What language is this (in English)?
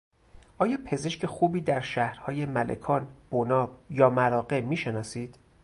Persian